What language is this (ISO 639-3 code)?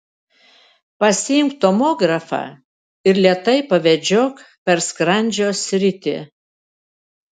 lit